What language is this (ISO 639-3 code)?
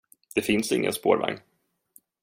swe